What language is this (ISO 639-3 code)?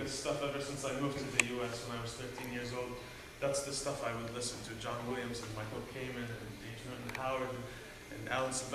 eng